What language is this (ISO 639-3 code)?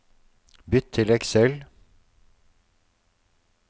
nor